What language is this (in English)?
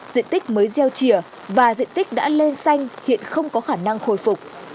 Vietnamese